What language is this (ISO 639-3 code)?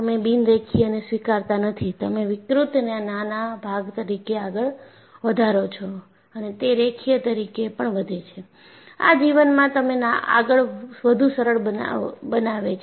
guj